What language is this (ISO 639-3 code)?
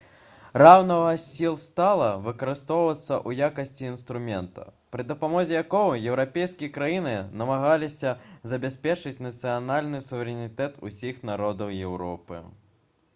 bel